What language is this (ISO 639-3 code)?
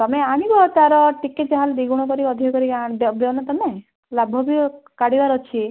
ori